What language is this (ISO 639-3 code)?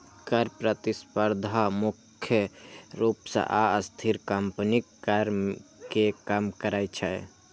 mai